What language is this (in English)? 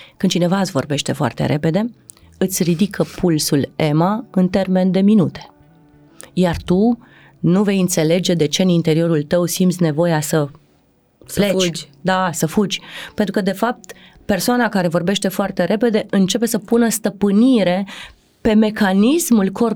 Romanian